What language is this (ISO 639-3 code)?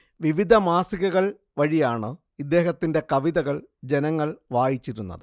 mal